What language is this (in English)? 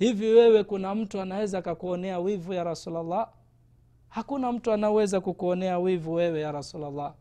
Swahili